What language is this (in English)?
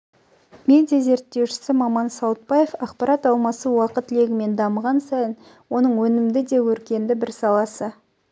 Kazakh